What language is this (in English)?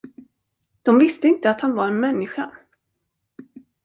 Swedish